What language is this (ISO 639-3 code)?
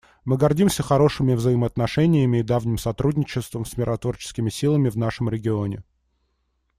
rus